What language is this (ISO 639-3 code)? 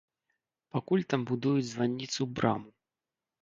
bel